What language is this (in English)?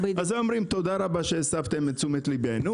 Hebrew